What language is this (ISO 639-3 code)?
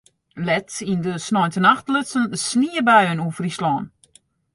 fry